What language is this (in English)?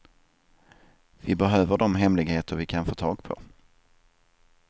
Swedish